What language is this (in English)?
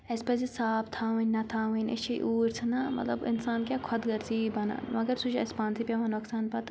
Kashmiri